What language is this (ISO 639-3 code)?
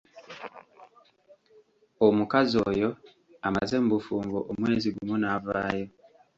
lug